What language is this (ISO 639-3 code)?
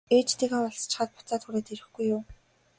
mon